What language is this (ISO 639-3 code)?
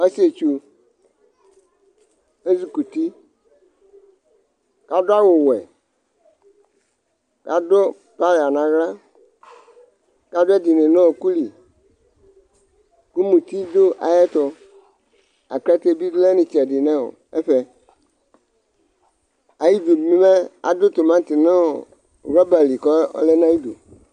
kpo